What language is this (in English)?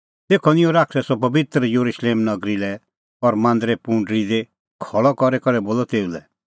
Kullu Pahari